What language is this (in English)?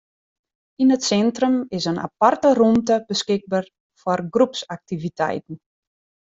Western Frisian